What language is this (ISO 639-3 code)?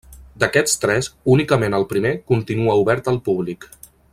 cat